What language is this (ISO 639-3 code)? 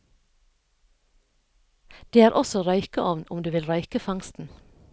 nor